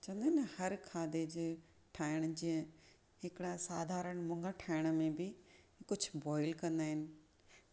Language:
Sindhi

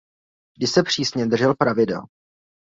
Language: Czech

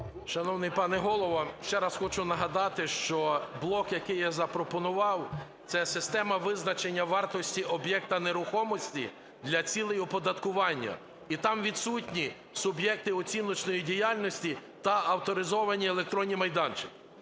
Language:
Ukrainian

